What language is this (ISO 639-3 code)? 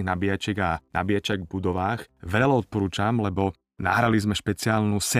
slk